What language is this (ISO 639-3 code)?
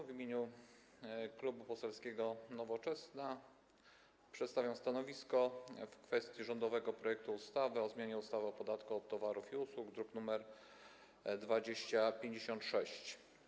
pol